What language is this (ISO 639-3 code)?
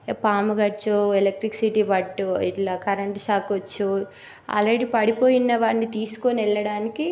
tel